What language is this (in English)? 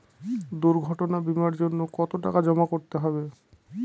Bangla